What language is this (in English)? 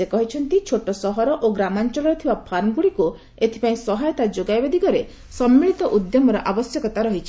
Odia